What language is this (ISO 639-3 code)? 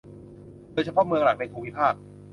tha